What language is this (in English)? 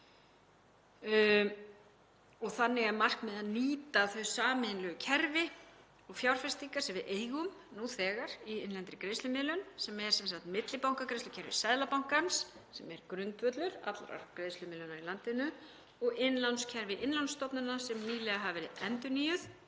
Icelandic